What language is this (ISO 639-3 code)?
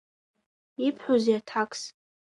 abk